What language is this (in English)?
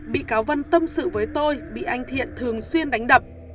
Vietnamese